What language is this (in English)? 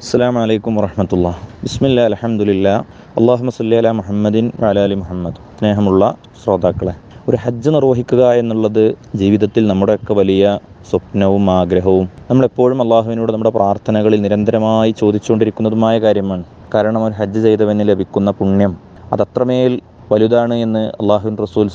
Arabic